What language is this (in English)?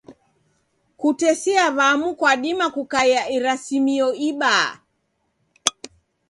Taita